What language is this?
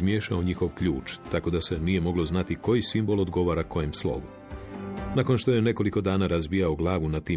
Croatian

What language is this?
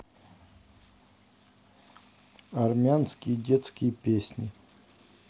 Russian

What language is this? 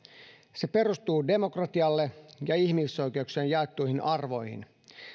Finnish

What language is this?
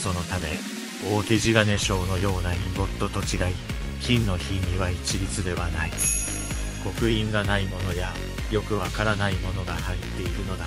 Japanese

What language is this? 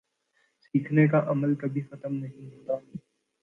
Urdu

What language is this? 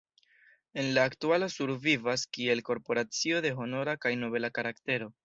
Esperanto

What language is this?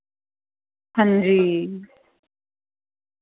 Dogri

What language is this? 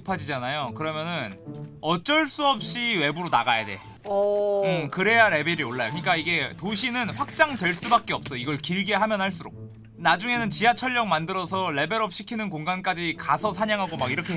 Korean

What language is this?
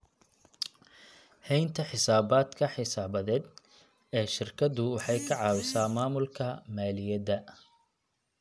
Somali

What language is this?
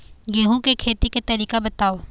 Chhattisgarhi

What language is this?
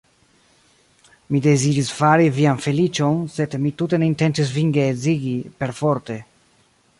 Esperanto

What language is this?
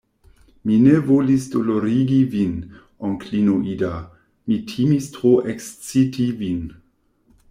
Esperanto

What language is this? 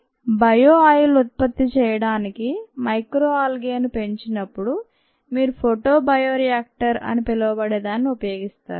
Telugu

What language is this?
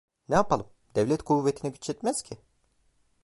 Turkish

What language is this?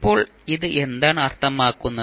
Malayalam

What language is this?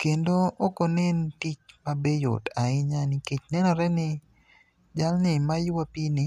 Luo (Kenya and Tanzania)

